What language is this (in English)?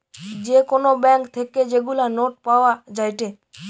Bangla